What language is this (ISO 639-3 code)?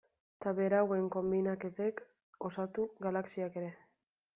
eus